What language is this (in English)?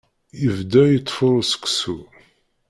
Kabyle